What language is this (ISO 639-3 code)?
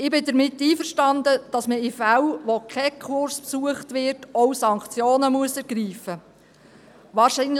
gsw